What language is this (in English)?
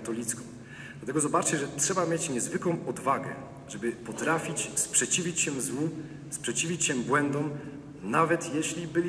Polish